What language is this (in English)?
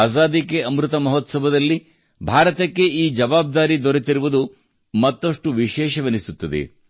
Kannada